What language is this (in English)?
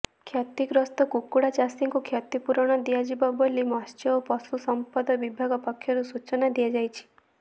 Odia